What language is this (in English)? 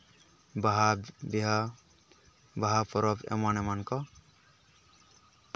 Santali